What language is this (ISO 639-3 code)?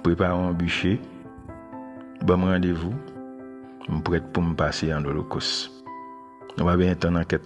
fra